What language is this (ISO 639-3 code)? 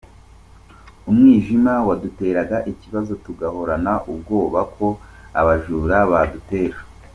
kin